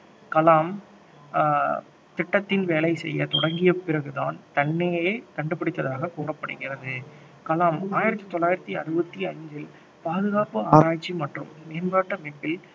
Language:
Tamil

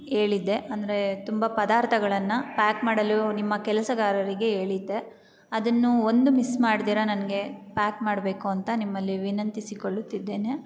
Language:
Kannada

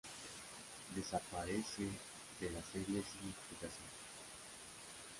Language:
Spanish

